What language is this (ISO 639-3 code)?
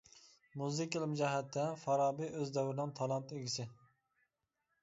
uig